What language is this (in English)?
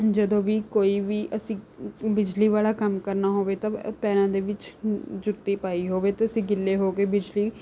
Punjabi